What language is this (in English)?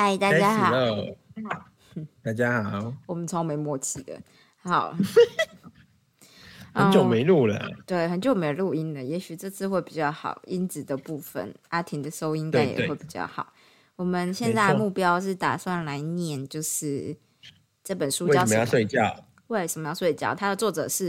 Chinese